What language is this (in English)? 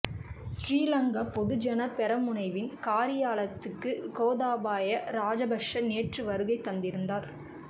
Tamil